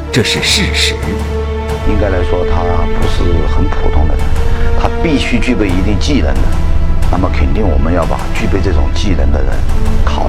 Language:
Chinese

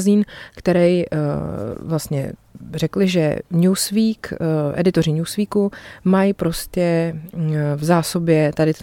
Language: Czech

